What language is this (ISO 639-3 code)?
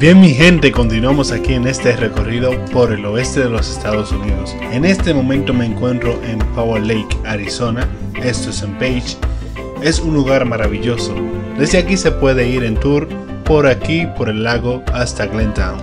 spa